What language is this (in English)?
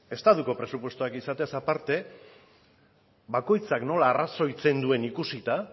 Basque